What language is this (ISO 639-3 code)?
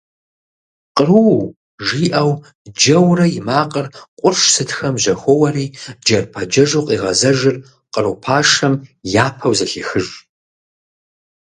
kbd